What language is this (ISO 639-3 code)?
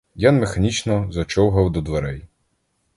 ukr